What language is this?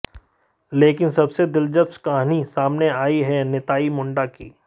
Hindi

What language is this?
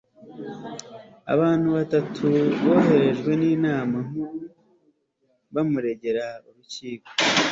Kinyarwanda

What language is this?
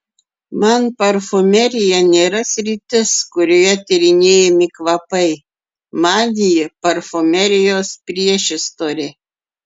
Lithuanian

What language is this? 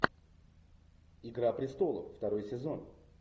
Russian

